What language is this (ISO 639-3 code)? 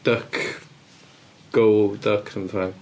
cym